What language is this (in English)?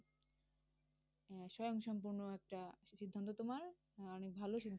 Bangla